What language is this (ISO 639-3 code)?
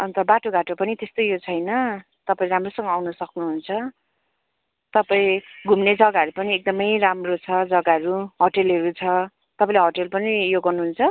nep